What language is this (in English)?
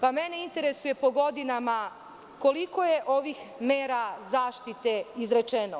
Serbian